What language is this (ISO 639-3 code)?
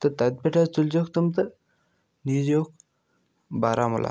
kas